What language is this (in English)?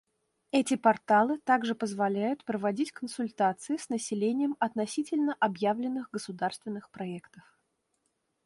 Russian